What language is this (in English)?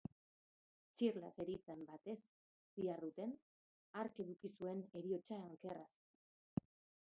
Basque